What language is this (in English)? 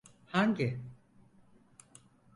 Turkish